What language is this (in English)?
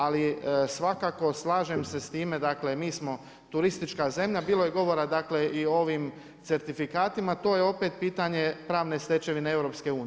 Croatian